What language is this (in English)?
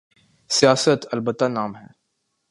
Urdu